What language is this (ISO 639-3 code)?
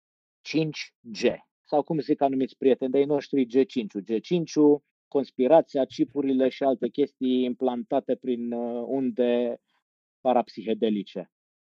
ron